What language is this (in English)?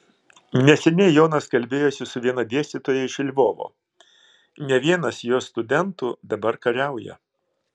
Lithuanian